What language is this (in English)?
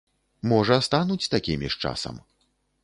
Belarusian